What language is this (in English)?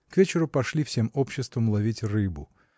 Russian